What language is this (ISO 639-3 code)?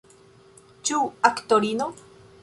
epo